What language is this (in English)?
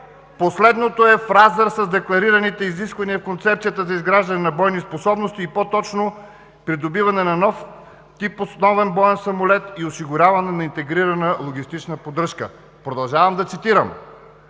Bulgarian